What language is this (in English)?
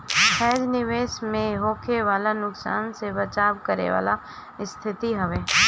Bhojpuri